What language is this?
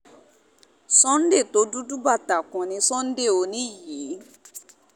Yoruba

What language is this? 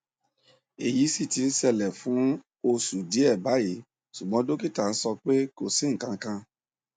Yoruba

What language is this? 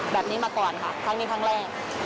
Thai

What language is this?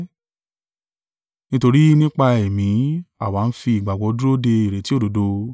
Yoruba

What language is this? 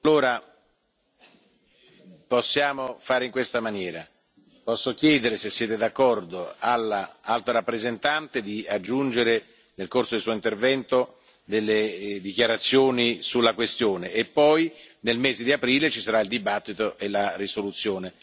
Italian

